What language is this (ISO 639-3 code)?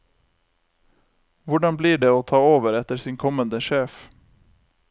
nor